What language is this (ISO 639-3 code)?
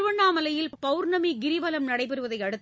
tam